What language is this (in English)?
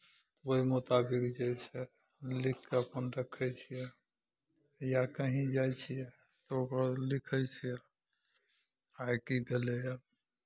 Maithili